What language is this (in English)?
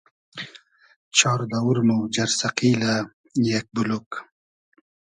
Hazaragi